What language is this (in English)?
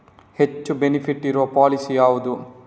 Kannada